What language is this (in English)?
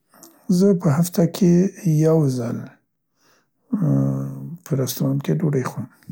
Central Pashto